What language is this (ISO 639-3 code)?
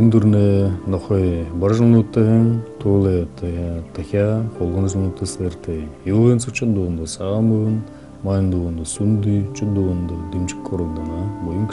ukr